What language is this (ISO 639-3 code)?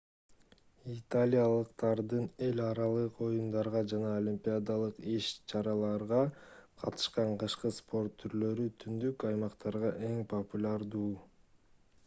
kir